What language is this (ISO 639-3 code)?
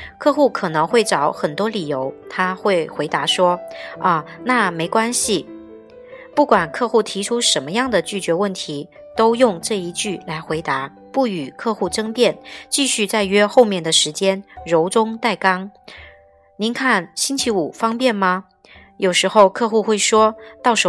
zho